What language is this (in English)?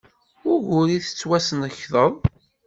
Kabyle